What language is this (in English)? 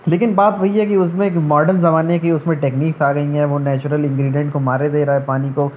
Urdu